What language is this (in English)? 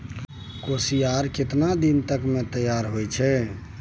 Maithili